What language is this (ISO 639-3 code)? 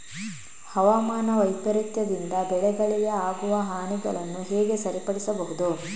kan